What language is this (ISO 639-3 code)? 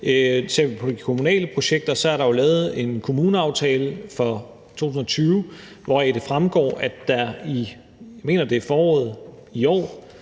dan